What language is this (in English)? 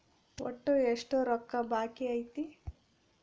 Kannada